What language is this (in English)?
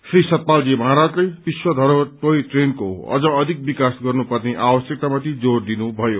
Nepali